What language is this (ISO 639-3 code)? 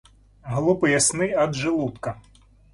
rus